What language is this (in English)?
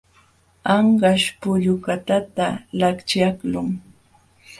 Jauja Wanca Quechua